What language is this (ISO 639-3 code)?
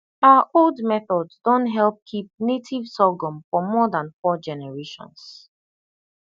pcm